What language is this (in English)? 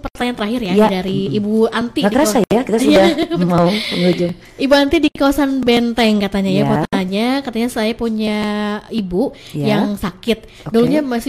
Indonesian